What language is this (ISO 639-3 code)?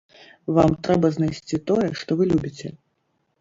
bel